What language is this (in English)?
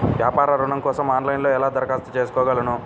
Telugu